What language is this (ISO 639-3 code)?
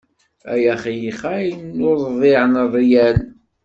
kab